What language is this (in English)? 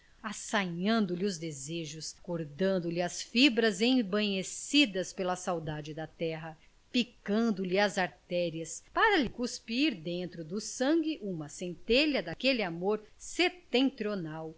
Portuguese